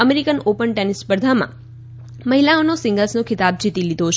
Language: Gujarati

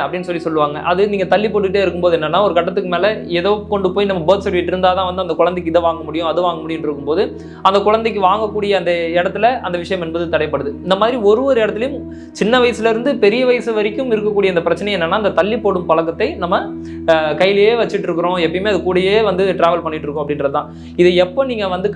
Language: Turkish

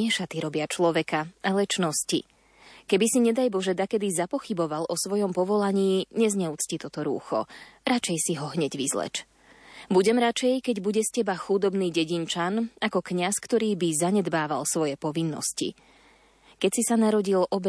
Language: Slovak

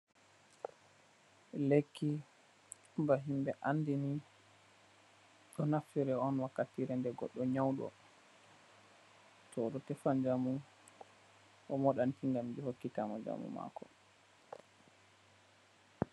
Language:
Fula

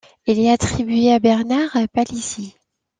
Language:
French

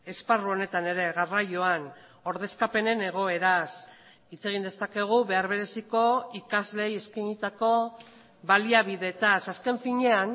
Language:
Basque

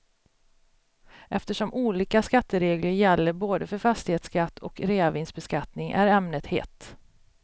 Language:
Swedish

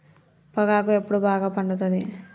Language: Telugu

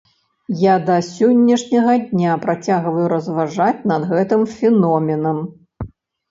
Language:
Belarusian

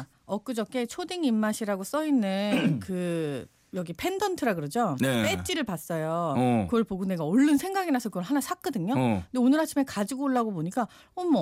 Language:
Korean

